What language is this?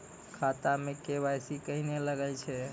Maithili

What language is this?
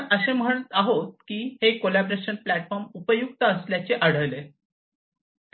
Marathi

